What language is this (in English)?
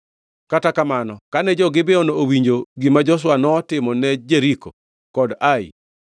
Luo (Kenya and Tanzania)